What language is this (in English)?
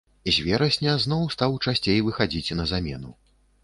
Belarusian